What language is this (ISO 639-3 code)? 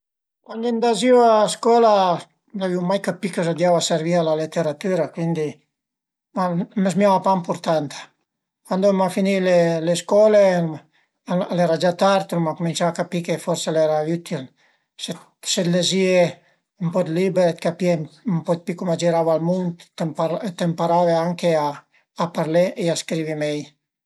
pms